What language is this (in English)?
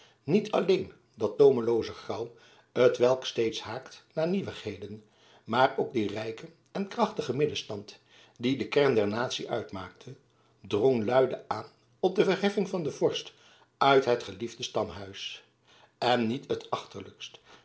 Dutch